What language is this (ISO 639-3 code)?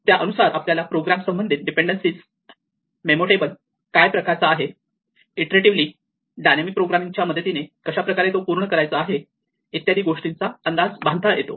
mar